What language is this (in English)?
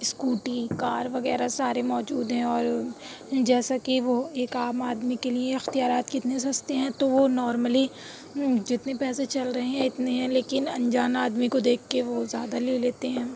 Urdu